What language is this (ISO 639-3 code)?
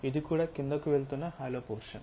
tel